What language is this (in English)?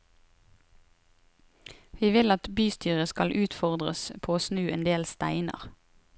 Norwegian